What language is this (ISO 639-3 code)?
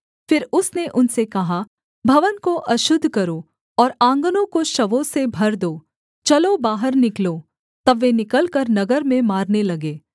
hin